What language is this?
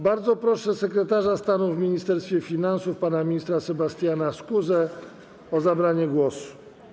Polish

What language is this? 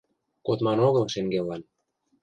Mari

